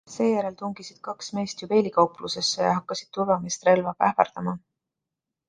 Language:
Estonian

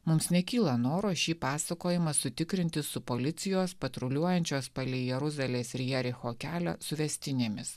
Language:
Lithuanian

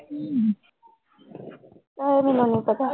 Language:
Punjabi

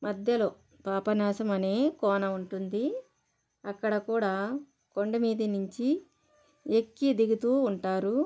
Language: Telugu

